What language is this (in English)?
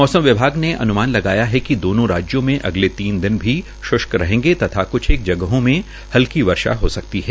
Hindi